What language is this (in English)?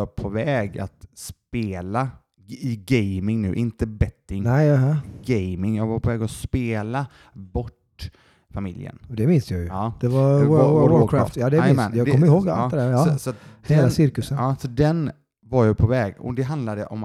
Swedish